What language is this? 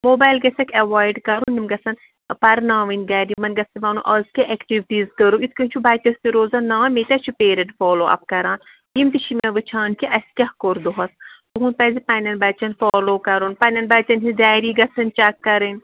Kashmiri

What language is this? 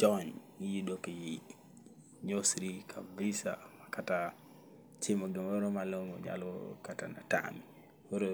Luo (Kenya and Tanzania)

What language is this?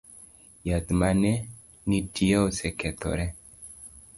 Luo (Kenya and Tanzania)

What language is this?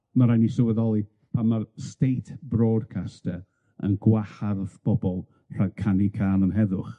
Welsh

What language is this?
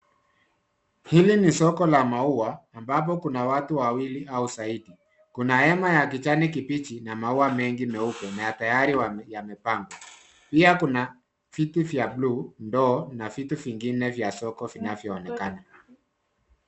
Swahili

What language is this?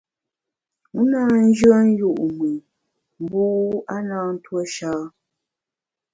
Bamun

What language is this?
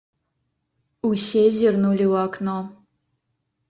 Belarusian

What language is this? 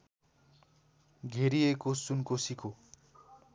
Nepali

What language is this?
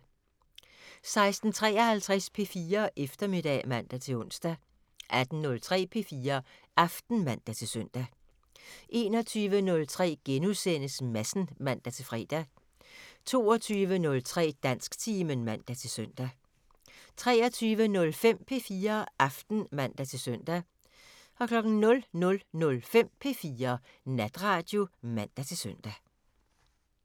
Danish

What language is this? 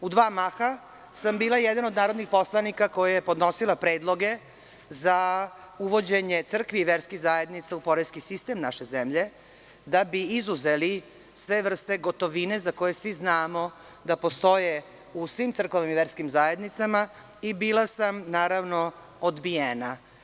Serbian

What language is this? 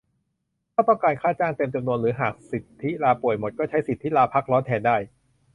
Thai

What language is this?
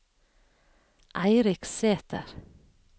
Norwegian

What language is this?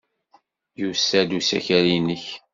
Kabyle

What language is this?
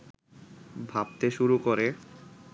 Bangla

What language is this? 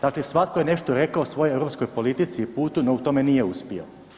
Croatian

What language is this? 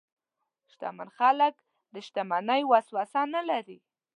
Pashto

